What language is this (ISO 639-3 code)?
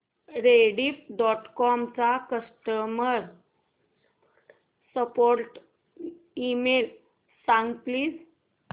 mar